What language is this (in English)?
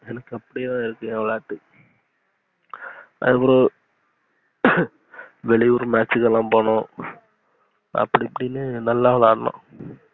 Tamil